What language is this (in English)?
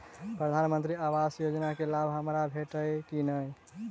Maithili